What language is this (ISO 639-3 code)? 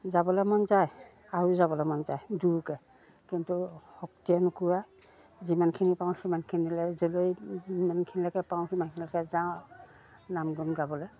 asm